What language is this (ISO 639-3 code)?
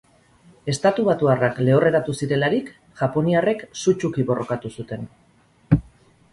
eus